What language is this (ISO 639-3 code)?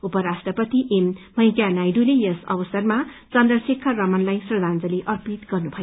nep